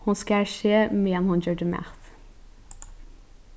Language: Faroese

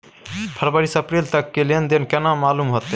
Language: Maithili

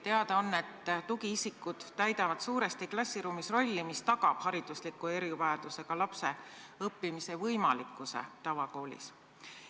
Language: Estonian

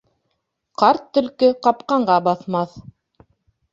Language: Bashkir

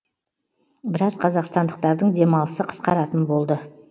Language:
Kazakh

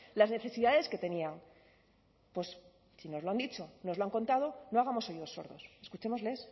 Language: Spanish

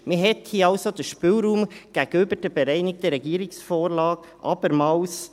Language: Swiss German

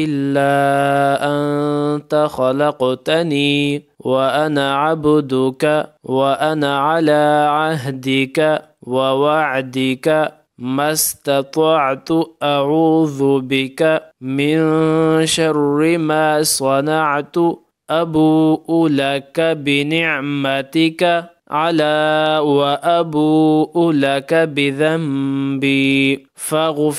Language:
Arabic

